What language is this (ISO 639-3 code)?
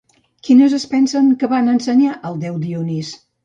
cat